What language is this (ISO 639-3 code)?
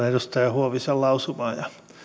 fin